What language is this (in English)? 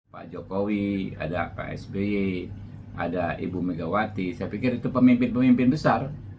Indonesian